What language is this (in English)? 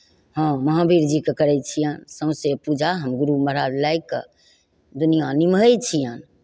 Maithili